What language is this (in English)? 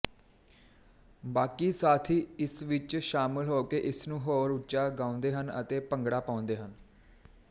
Punjabi